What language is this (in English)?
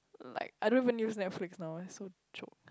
English